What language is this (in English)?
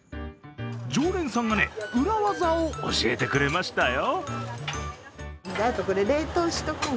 Japanese